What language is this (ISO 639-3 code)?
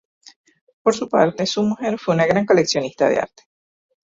spa